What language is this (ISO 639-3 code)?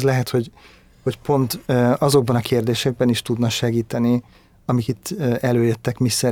hun